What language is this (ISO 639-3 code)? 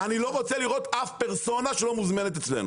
heb